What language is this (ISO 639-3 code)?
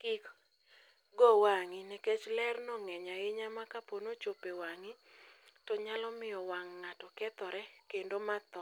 luo